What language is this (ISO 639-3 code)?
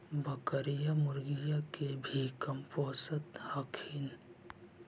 mag